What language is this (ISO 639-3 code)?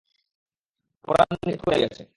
ben